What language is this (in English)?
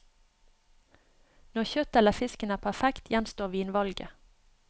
Norwegian